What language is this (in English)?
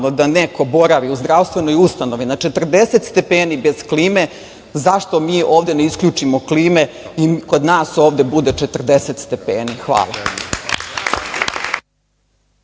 Serbian